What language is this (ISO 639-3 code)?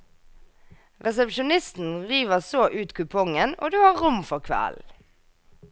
nor